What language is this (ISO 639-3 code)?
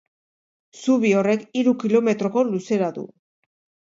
eus